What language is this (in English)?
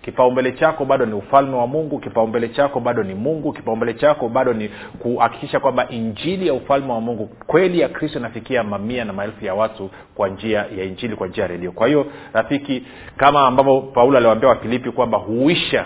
Swahili